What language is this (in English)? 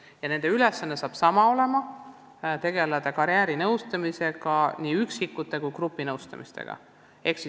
Estonian